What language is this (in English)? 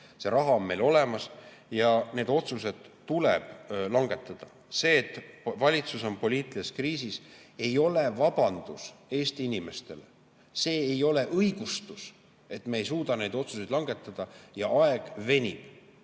Estonian